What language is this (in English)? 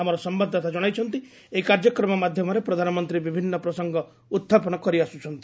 Odia